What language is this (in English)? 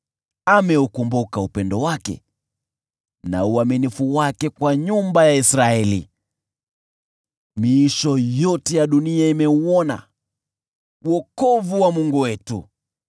Swahili